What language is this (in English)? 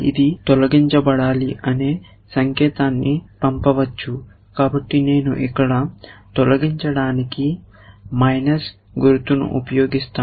Telugu